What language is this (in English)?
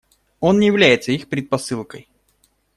Russian